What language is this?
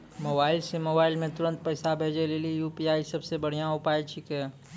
Maithili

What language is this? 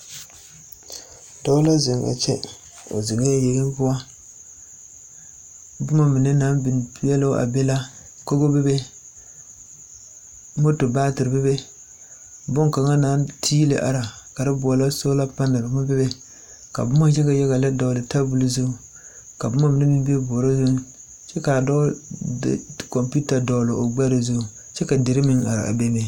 Southern Dagaare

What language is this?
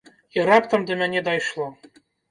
Belarusian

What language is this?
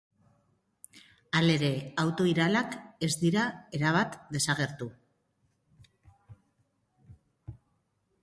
Basque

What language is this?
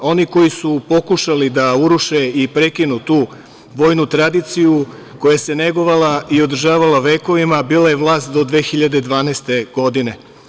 Serbian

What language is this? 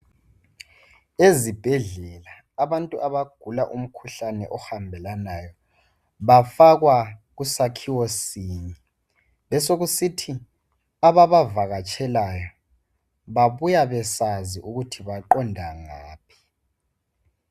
North Ndebele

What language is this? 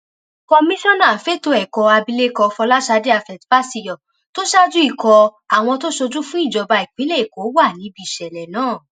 Yoruba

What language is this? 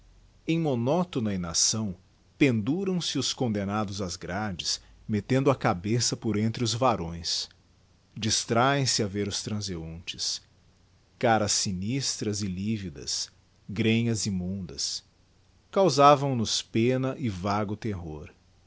Portuguese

